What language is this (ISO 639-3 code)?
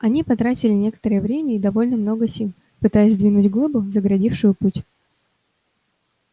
rus